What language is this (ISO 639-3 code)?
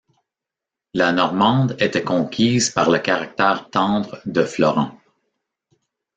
fra